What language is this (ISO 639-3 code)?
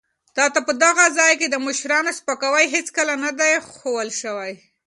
pus